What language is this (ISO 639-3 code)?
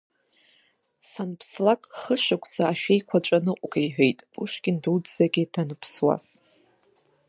abk